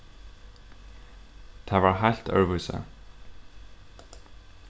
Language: Faroese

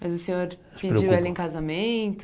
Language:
Portuguese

